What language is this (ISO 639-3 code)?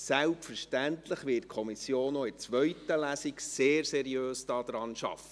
gsw